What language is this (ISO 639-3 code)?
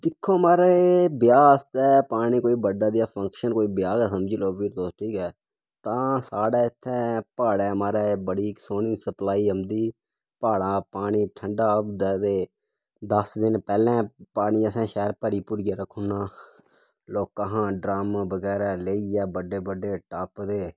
doi